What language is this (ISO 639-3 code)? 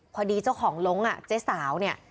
tha